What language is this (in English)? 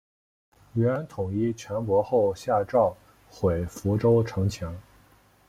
Chinese